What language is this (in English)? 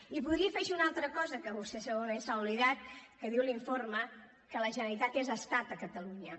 Catalan